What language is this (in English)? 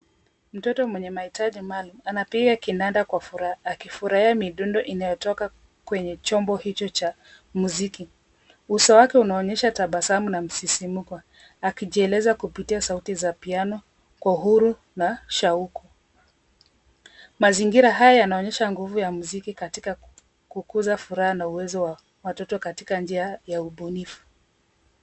Swahili